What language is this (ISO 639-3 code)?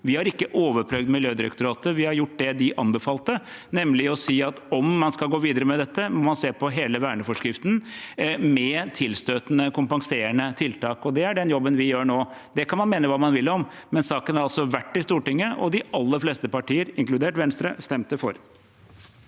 nor